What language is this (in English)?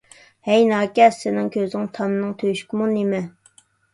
Uyghur